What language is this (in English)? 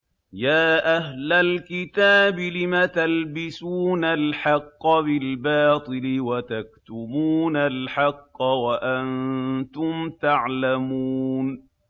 Arabic